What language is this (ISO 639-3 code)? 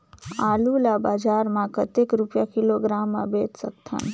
hne